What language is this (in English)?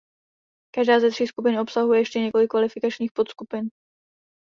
Czech